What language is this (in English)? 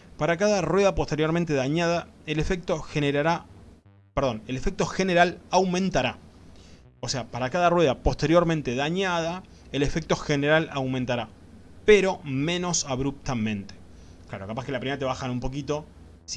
Spanish